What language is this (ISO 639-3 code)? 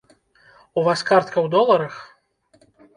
bel